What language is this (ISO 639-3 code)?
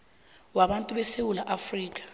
nbl